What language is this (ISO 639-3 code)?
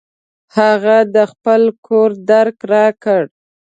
pus